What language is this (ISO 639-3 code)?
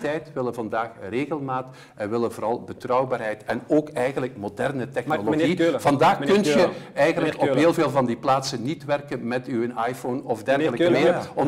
nld